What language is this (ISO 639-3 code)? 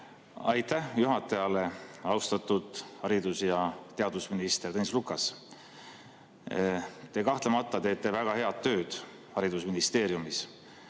est